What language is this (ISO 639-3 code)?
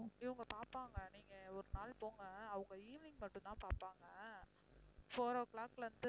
tam